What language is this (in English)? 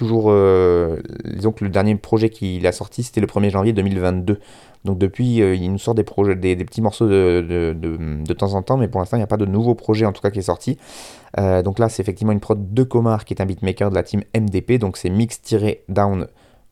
French